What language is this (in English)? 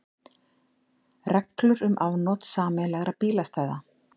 Icelandic